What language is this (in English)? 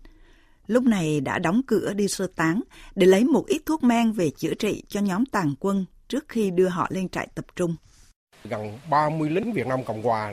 Vietnamese